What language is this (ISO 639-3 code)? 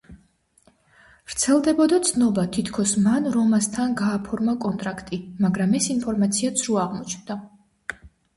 kat